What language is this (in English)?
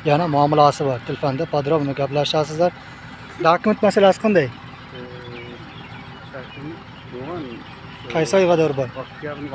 Turkish